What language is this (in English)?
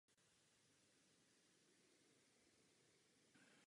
Czech